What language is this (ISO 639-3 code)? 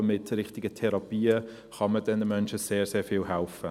gsw